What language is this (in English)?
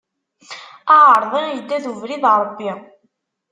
Kabyle